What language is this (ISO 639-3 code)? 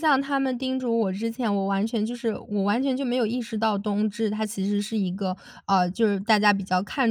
zho